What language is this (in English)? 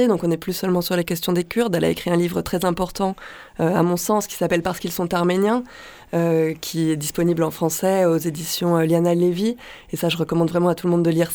French